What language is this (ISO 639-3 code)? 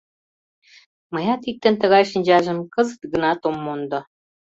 chm